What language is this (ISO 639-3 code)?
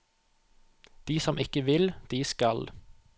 nor